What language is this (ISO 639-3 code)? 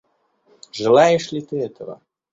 rus